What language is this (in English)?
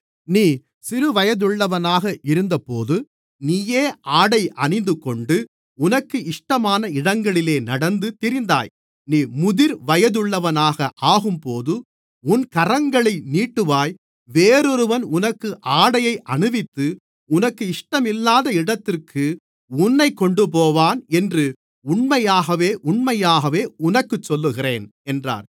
Tamil